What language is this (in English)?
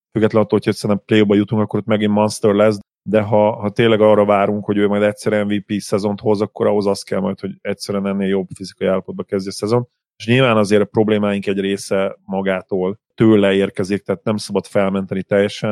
Hungarian